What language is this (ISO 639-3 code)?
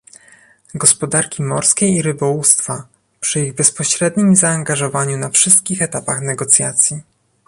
pol